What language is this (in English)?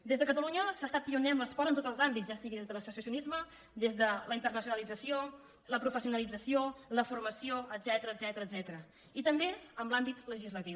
Catalan